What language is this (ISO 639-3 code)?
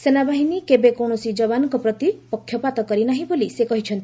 ori